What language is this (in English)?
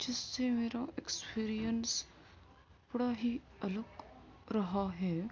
Urdu